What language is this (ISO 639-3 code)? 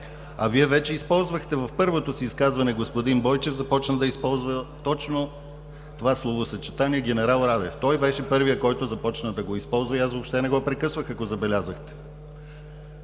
bul